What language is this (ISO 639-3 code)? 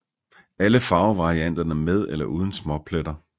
dan